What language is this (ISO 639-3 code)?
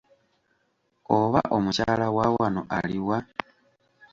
lug